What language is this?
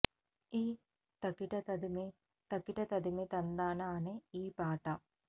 Telugu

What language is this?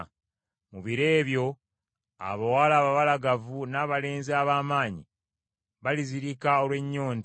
Ganda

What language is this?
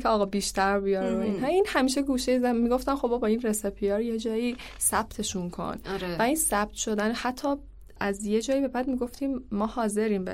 Persian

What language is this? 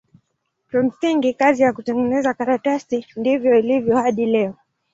Swahili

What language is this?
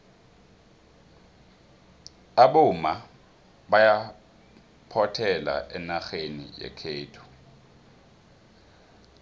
South Ndebele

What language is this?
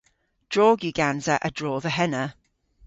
Cornish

